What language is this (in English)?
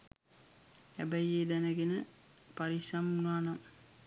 Sinhala